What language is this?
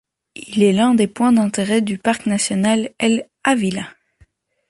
French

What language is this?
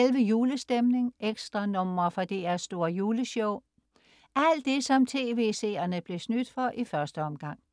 Danish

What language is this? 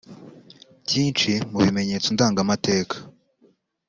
Kinyarwanda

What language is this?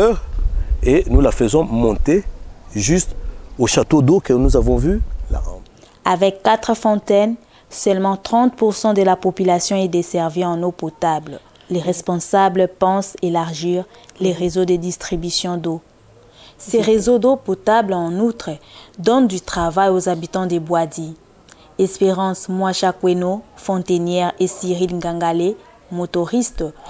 French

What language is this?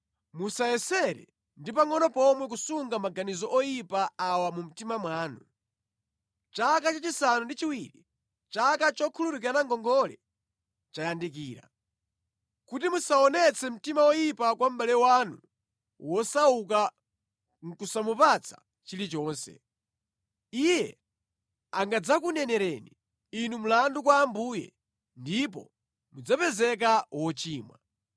Nyanja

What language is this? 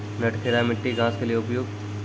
Maithili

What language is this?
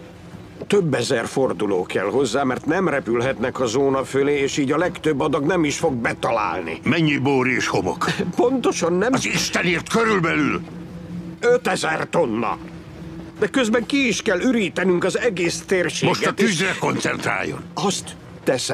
Hungarian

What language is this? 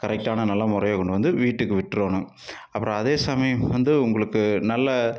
Tamil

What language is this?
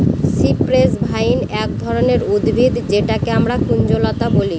Bangla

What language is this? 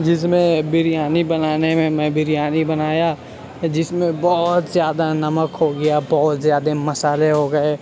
Urdu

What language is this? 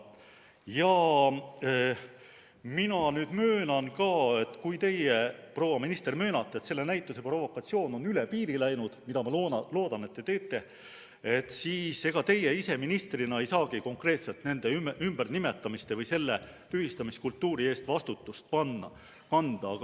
Estonian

